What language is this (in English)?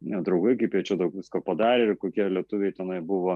Lithuanian